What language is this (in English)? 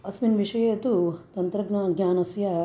Sanskrit